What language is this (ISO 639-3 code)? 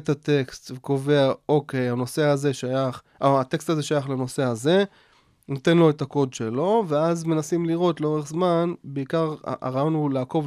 heb